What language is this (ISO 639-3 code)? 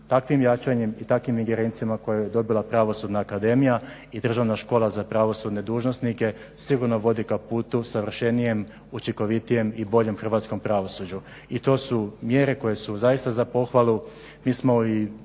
hrv